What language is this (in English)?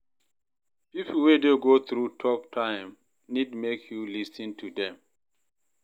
Nigerian Pidgin